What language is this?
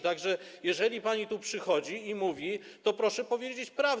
Polish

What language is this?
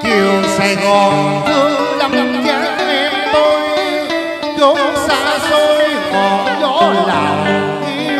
Vietnamese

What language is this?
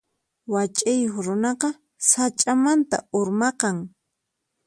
Puno Quechua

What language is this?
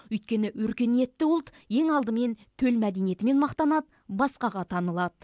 Kazakh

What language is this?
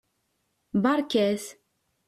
Kabyle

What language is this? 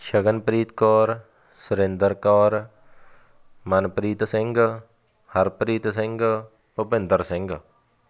Punjabi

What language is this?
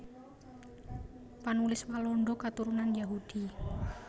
Javanese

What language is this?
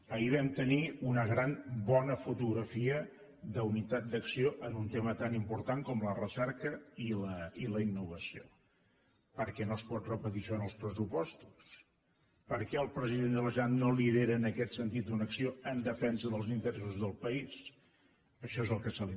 Catalan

